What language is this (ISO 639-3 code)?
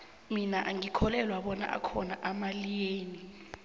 nbl